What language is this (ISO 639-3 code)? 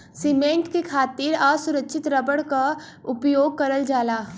bho